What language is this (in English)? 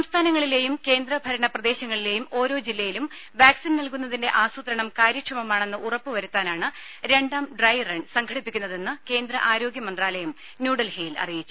Malayalam